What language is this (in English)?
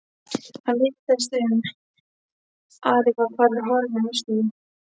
Icelandic